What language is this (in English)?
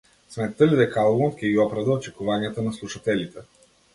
Macedonian